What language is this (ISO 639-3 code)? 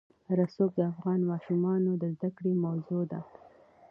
pus